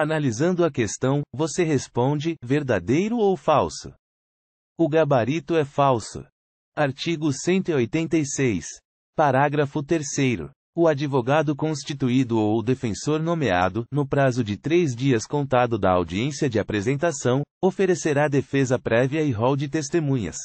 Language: Portuguese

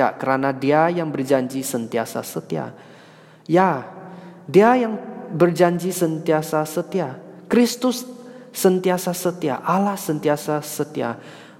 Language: Malay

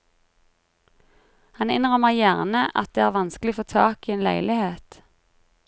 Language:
Norwegian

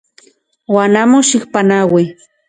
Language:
Central Puebla Nahuatl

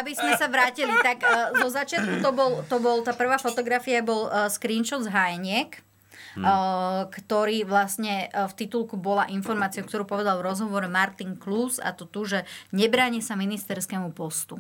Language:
Slovak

